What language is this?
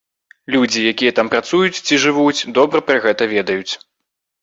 Belarusian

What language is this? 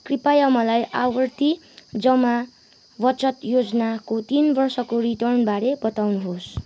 Nepali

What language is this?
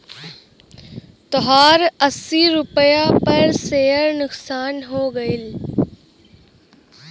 Bhojpuri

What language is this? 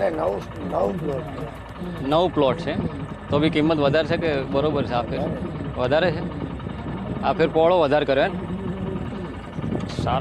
Hindi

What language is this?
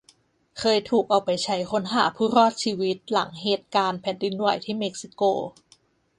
Thai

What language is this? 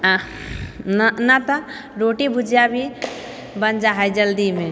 Maithili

